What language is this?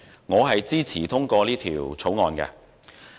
Cantonese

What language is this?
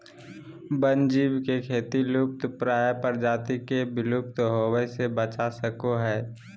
Magahi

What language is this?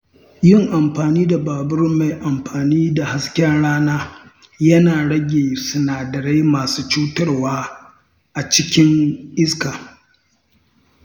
Hausa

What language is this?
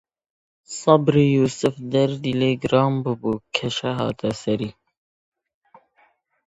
Central Kurdish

